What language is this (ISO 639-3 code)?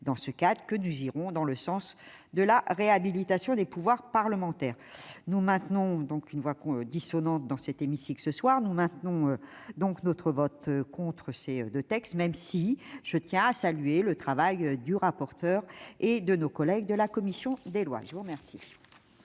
fra